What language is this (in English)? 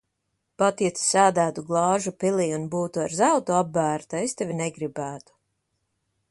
Latvian